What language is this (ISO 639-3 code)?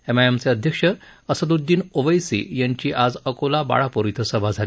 mar